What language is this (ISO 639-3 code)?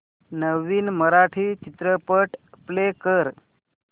mar